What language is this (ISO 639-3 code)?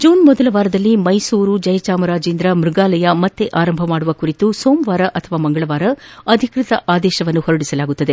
kan